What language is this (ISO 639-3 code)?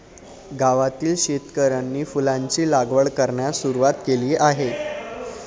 mar